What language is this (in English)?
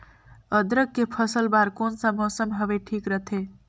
Chhattisgarhi